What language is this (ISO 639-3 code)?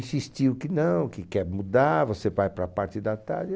por